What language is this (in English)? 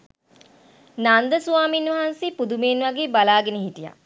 Sinhala